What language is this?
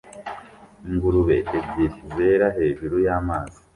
Kinyarwanda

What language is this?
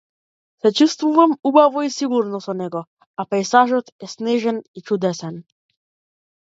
Macedonian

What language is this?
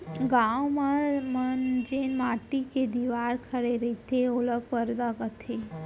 Chhattisgarhi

